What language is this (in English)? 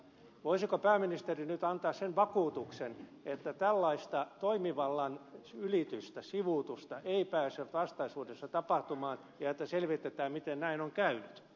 Finnish